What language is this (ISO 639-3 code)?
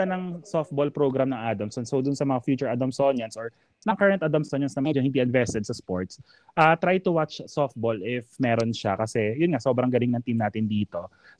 fil